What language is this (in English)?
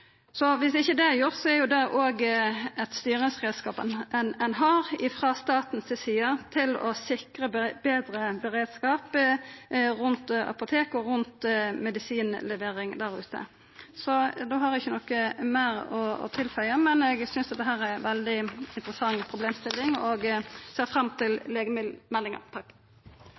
Norwegian Nynorsk